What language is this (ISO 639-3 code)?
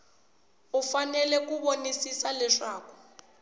tso